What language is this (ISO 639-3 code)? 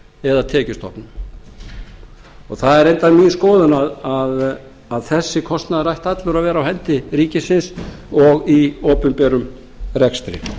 isl